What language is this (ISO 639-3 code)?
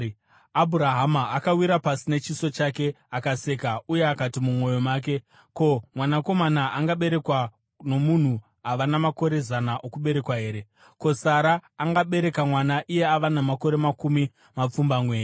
sna